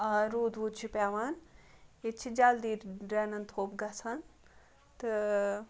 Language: Kashmiri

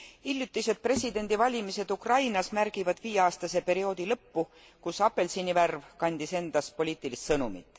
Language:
Estonian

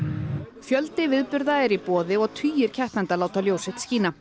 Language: Icelandic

